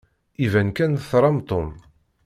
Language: Kabyle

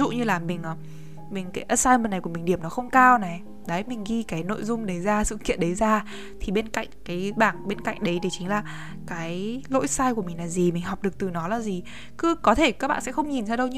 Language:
Vietnamese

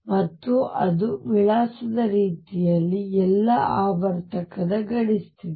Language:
Kannada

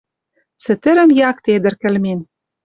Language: Western Mari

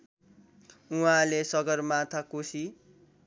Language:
Nepali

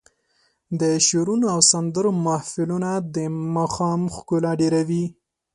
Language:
Pashto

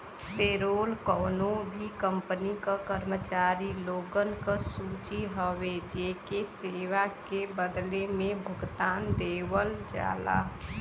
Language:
Bhojpuri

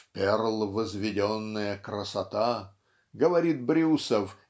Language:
Russian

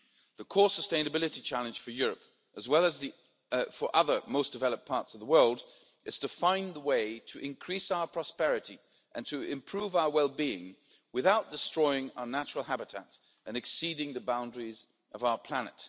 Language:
English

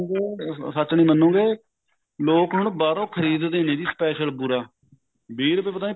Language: Punjabi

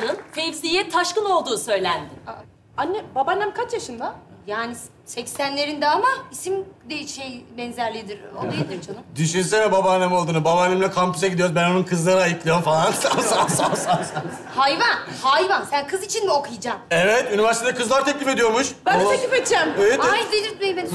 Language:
Turkish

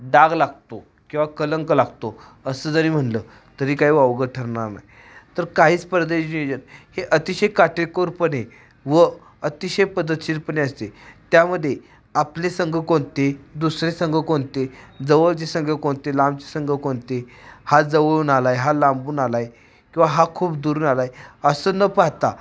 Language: Marathi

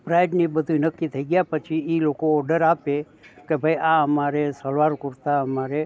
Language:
Gujarati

